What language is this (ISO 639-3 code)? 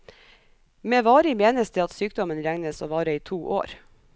nor